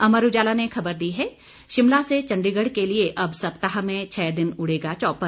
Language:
Hindi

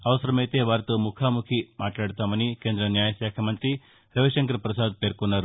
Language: Telugu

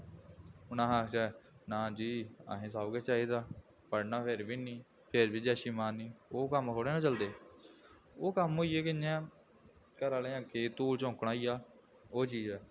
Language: Dogri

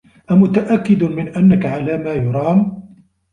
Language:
Arabic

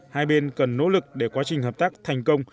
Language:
Vietnamese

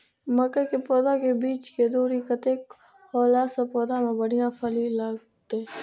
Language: Maithili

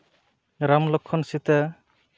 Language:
Santali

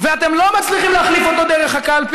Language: Hebrew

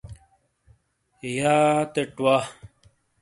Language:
Shina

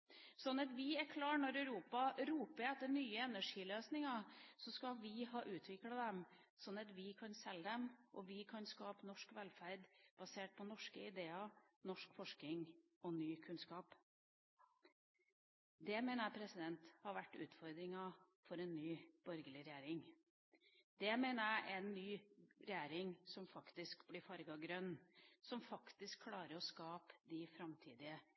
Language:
Norwegian Bokmål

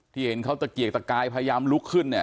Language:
Thai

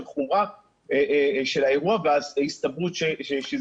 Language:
Hebrew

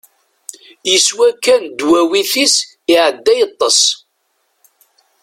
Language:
Kabyle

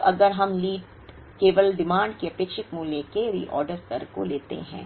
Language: Hindi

